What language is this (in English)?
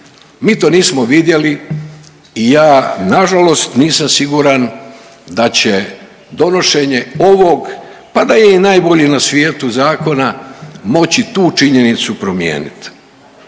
Croatian